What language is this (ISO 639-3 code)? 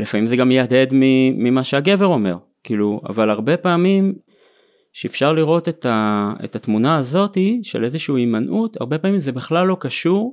heb